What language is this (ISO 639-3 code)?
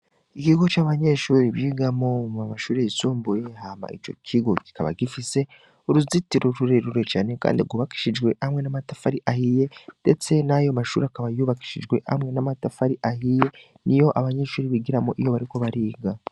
run